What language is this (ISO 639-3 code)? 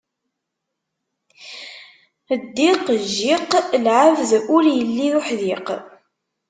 kab